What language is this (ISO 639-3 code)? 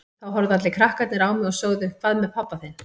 isl